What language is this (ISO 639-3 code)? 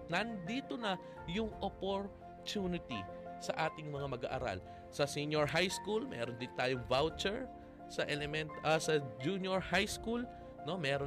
fil